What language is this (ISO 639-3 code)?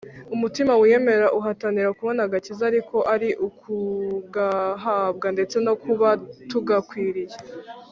kin